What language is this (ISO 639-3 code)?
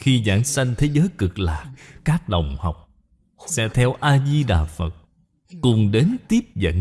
vie